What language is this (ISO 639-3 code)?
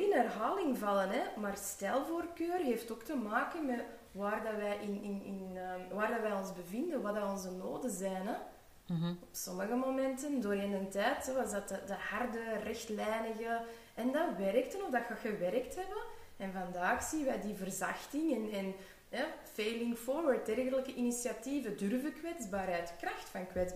nld